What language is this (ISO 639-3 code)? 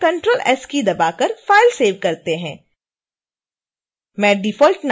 hin